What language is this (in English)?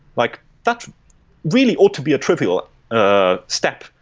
English